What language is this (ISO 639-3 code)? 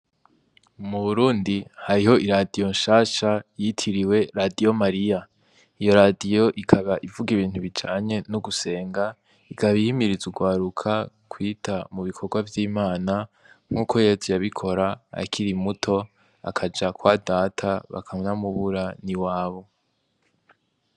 run